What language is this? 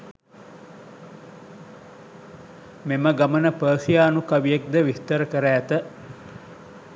Sinhala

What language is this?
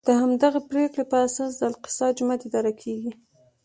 Pashto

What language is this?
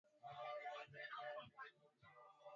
Swahili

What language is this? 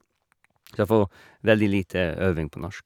Norwegian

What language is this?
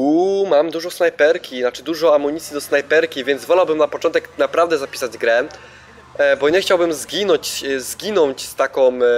Polish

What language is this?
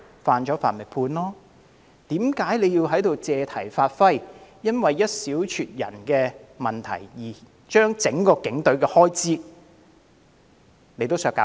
Cantonese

